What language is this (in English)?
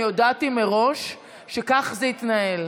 Hebrew